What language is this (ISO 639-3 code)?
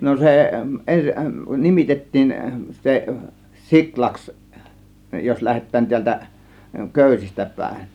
fin